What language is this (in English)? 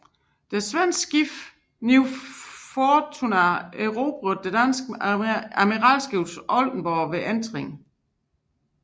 Danish